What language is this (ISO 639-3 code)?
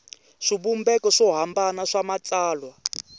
tso